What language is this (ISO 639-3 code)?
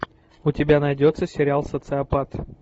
rus